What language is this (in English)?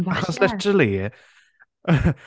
Welsh